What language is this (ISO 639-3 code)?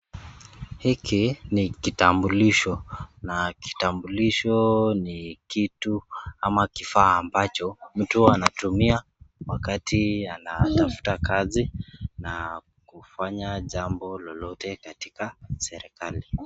swa